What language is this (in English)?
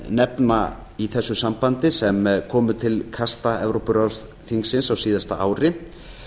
Icelandic